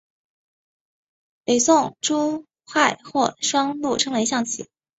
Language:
Chinese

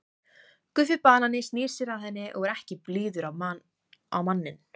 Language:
Icelandic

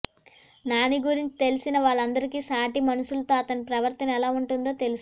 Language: Telugu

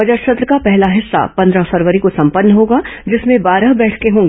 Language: Hindi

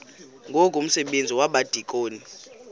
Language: Xhosa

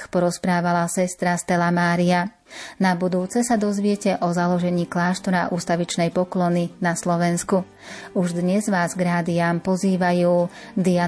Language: Slovak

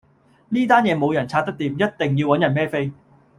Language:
Cantonese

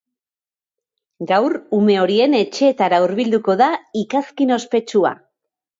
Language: Basque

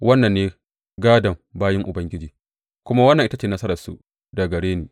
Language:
Hausa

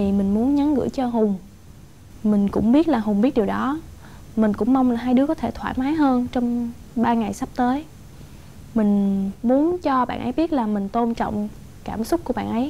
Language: Vietnamese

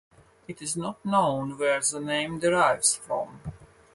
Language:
English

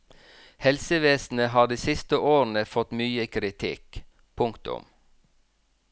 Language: Norwegian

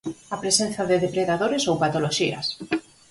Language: Galician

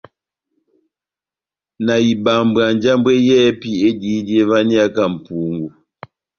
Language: Batanga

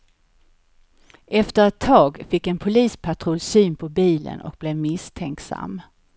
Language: Swedish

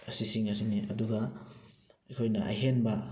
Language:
Manipuri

